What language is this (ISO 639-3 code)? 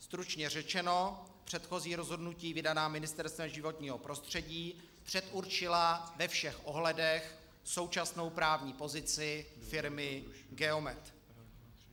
ces